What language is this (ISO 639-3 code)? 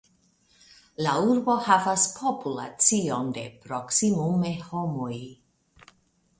epo